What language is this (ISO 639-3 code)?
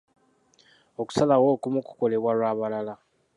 lug